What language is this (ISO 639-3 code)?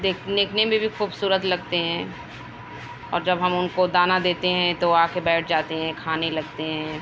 urd